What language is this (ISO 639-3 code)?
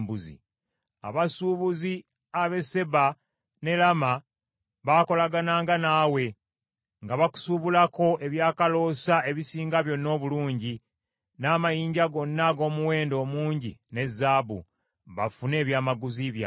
lug